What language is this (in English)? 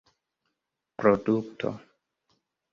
Esperanto